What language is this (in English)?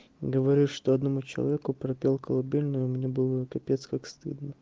Russian